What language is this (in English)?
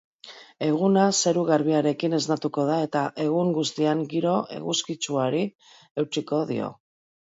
Basque